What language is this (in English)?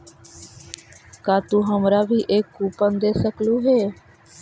Magahi